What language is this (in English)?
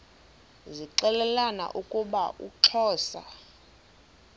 Xhosa